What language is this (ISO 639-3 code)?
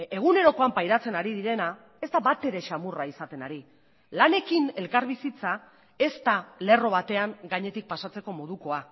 eus